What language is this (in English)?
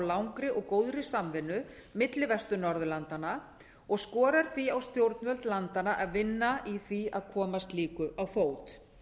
Icelandic